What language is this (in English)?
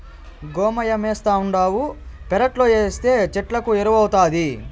Telugu